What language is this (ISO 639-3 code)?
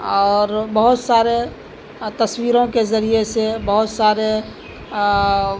urd